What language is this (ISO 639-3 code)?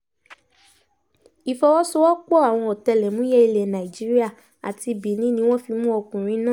yor